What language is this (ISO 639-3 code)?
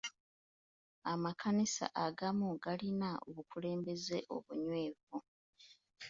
lug